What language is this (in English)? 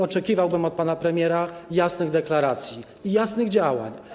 Polish